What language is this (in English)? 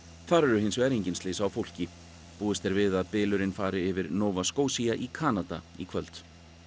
Icelandic